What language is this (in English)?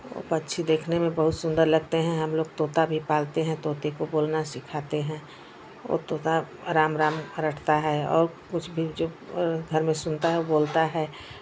Hindi